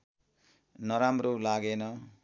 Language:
Nepali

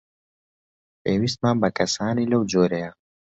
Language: Central Kurdish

